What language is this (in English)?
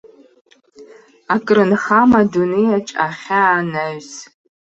Abkhazian